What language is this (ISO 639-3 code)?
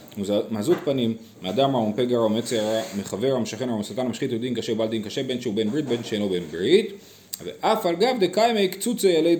heb